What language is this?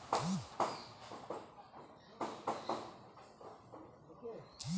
Bangla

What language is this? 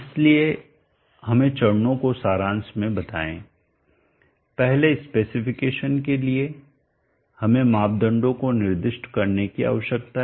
Hindi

